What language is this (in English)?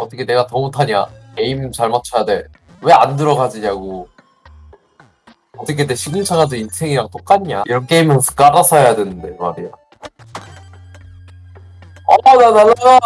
Korean